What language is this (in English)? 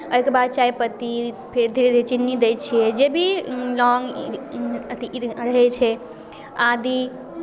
Maithili